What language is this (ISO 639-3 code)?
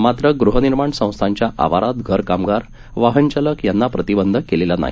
mar